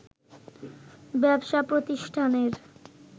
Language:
Bangla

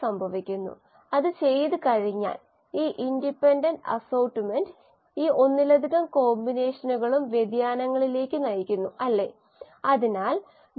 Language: Malayalam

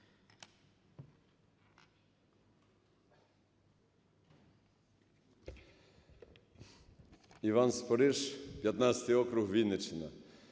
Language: Ukrainian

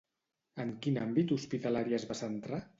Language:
Catalan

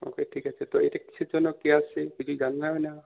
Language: Bangla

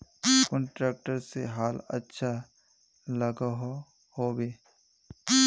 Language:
Magahi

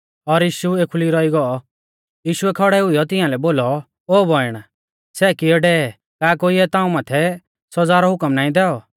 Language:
Mahasu Pahari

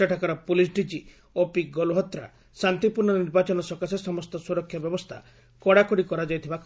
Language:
Odia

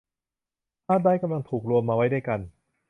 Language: Thai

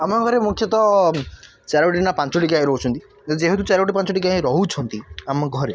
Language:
Odia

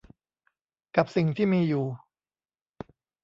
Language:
Thai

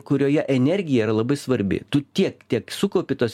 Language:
Lithuanian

